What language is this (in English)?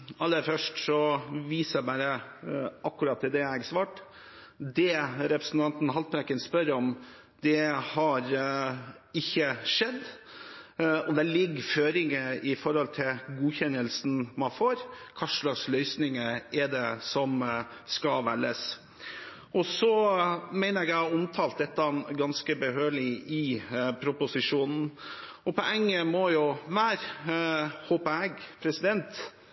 Norwegian Bokmål